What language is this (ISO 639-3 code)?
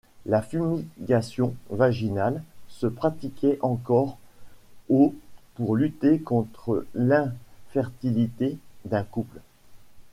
fra